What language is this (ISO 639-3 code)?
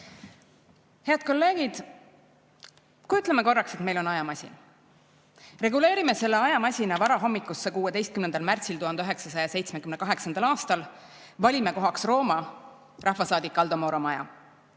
est